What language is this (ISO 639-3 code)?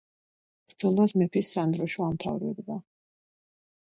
kat